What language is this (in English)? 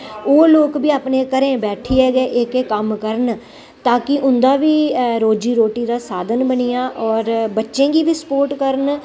Dogri